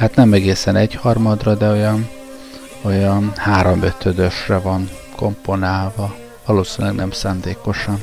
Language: Hungarian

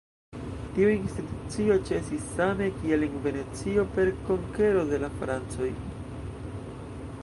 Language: Esperanto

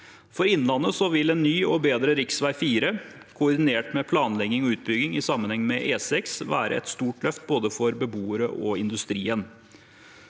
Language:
Norwegian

